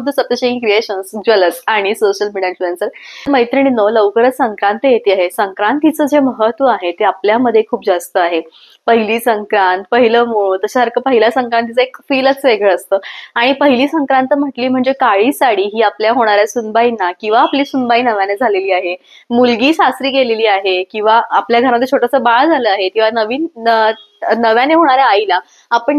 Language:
Marathi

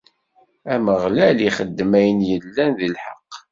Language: Kabyle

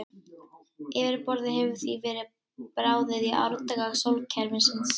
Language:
Icelandic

